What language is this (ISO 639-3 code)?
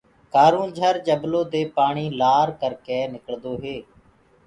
ggg